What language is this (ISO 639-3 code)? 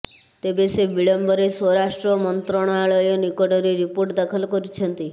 ori